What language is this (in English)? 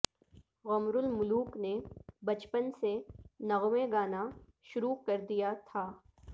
Urdu